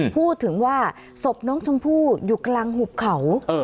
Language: Thai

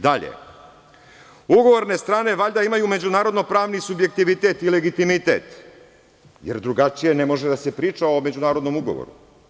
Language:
Serbian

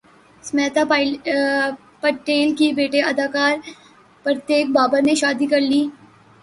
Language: Urdu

